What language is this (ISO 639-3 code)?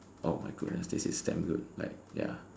eng